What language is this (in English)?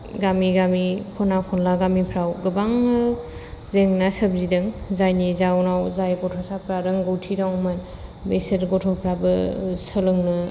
Bodo